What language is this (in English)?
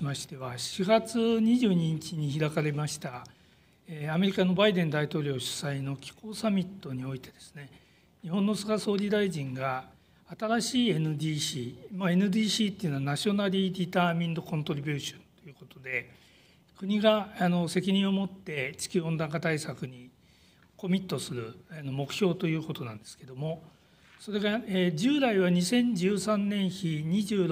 Japanese